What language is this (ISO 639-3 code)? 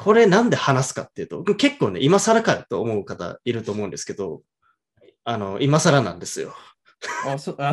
jpn